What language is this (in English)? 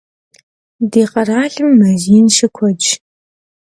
Kabardian